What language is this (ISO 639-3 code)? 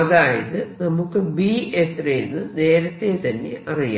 mal